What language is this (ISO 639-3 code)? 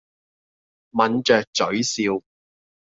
yue